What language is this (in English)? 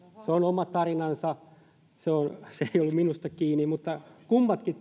Finnish